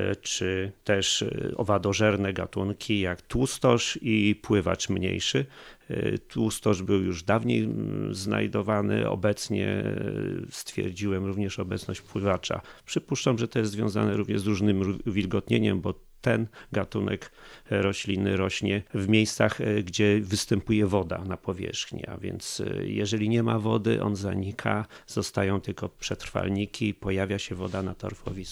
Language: Polish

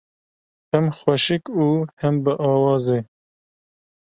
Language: Kurdish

